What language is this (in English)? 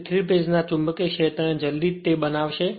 Gujarati